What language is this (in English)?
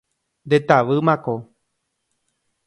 Guarani